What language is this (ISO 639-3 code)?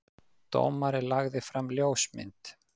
isl